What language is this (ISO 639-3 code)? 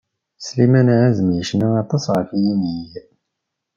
kab